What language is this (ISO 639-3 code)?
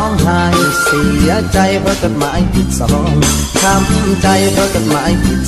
tha